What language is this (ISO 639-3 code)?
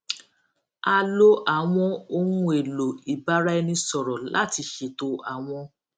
yor